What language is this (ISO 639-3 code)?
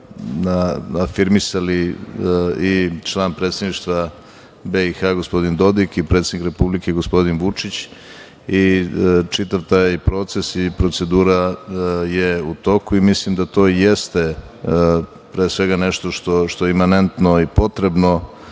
srp